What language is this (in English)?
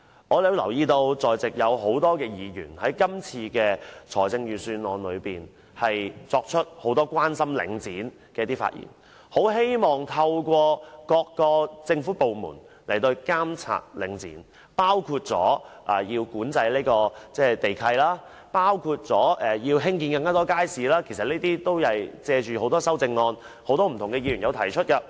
Cantonese